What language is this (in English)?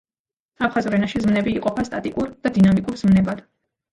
Georgian